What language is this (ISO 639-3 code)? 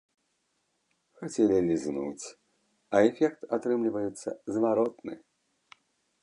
bel